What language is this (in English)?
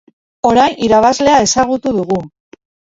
Basque